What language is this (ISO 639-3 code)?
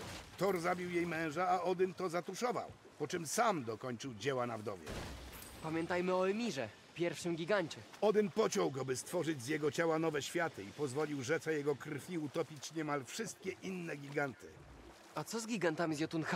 pol